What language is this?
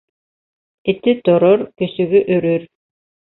Bashkir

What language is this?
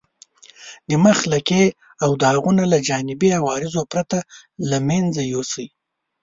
Pashto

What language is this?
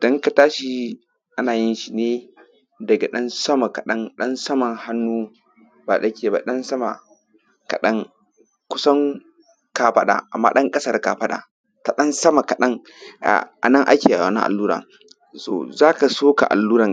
Hausa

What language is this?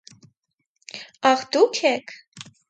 Armenian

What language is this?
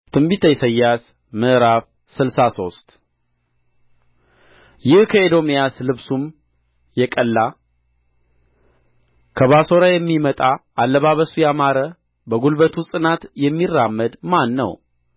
Amharic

